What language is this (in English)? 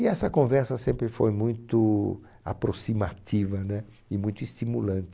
Portuguese